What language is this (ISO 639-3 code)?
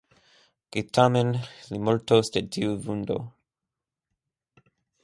epo